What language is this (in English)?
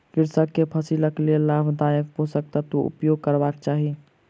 Maithili